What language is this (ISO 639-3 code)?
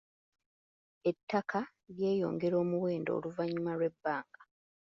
lug